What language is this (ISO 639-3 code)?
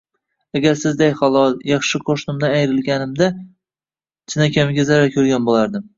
uzb